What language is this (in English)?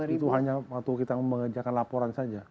Indonesian